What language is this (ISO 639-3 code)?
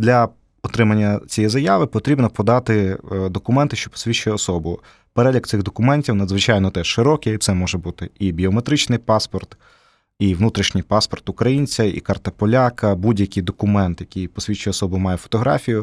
ukr